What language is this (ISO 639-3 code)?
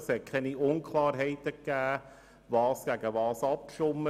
gsw